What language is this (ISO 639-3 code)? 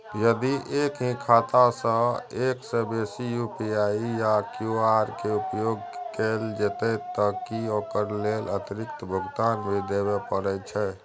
mai